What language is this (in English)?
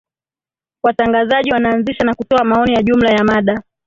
Swahili